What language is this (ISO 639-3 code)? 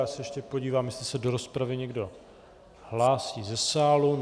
ces